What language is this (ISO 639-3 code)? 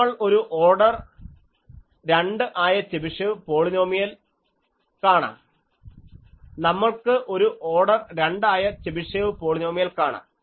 mal